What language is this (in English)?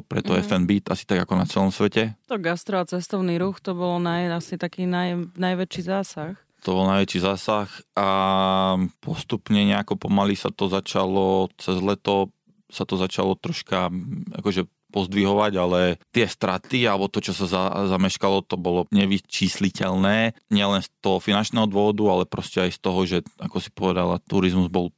Slovak